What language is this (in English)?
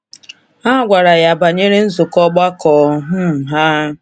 Igbo